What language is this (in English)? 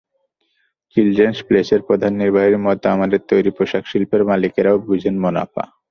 Bangla